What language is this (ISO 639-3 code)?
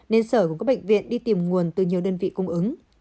vie